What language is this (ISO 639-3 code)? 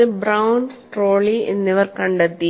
mal